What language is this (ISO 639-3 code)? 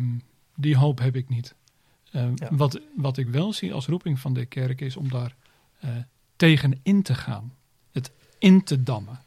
nld